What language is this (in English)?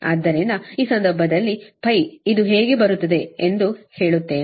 Kannada